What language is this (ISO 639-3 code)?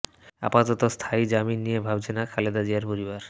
ben